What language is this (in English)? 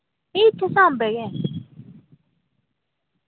Dogri